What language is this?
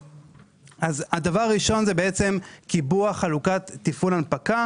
Hebrew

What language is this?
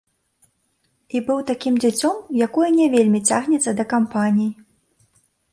Belarusian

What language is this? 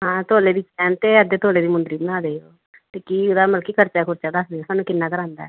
Punjabi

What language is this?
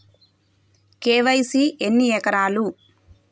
Telugu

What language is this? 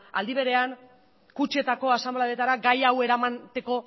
Basque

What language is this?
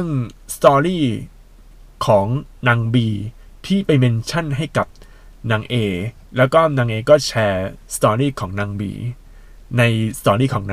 Thai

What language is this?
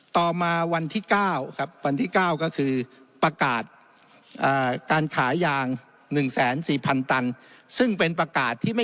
Thai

